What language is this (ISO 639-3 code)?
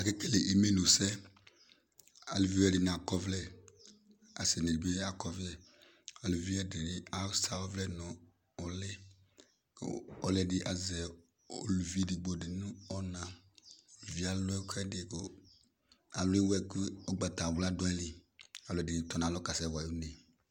kpo